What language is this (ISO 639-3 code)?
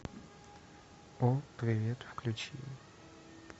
rus